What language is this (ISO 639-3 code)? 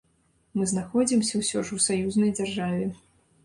bel